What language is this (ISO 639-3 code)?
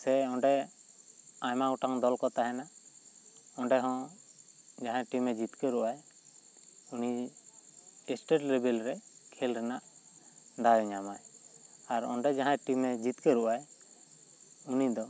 sat